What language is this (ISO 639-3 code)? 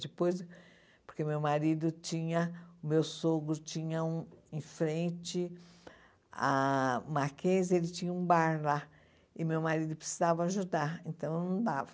por